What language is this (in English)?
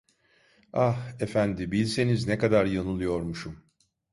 Turkish